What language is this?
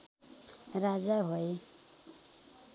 Nepali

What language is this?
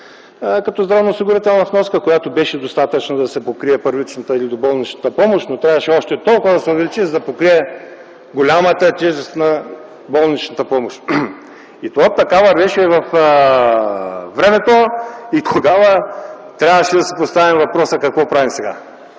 Bulgarian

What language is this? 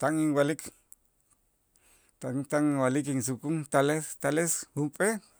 Itzá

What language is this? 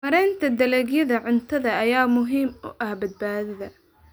Somali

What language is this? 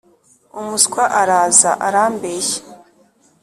Kinyarwanda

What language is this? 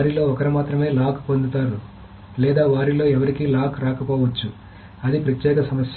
Telugu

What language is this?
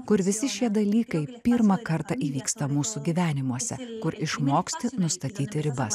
Lithuanian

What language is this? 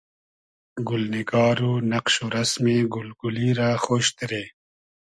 Hazaragi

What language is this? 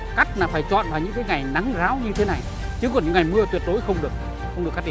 Vietnamese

